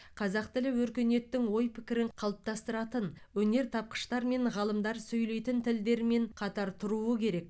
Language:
Kazakh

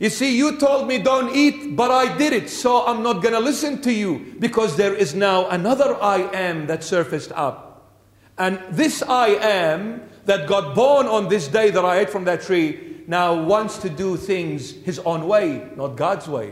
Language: English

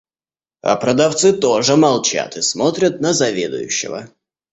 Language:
Russian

